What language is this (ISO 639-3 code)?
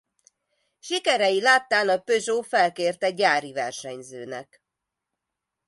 hun